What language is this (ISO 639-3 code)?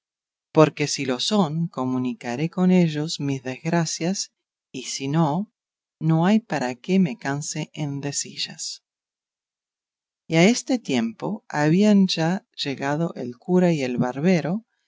spa